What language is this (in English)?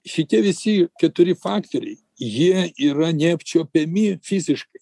Lithuanian